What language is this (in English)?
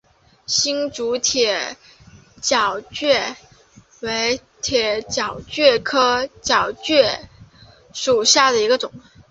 Chinese